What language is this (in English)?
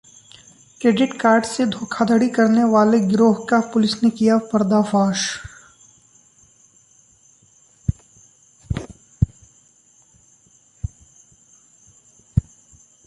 Hindi